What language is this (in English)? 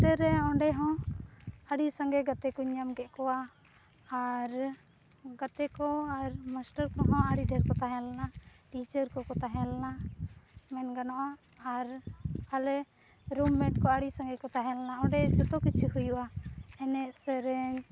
Santali